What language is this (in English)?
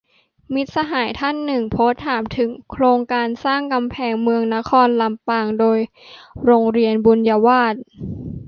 Thai